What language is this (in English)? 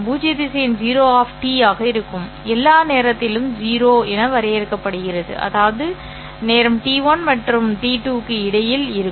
Tamil